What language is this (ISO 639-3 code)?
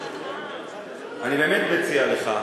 heb